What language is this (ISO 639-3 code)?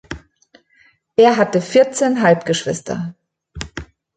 deu